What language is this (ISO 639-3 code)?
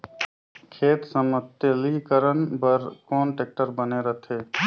hne